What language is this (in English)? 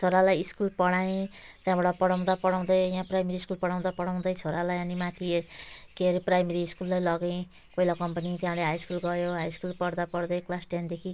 Nepali